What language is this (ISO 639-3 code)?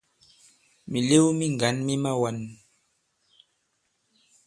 abb